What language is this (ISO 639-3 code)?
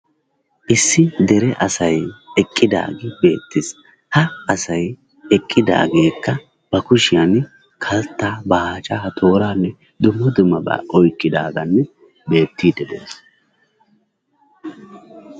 wal